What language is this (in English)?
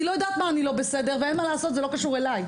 Hebrew